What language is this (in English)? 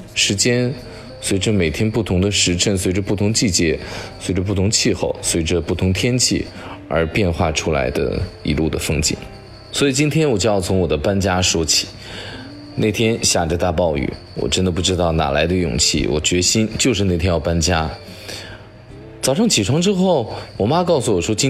Chinese